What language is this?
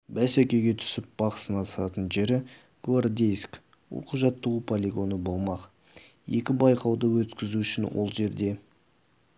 Kazakh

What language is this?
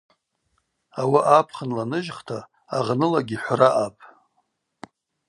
Abaza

